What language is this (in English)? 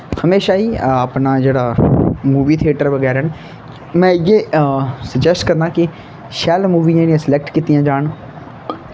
Dogri